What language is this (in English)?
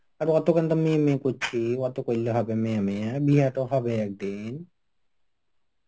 Bangla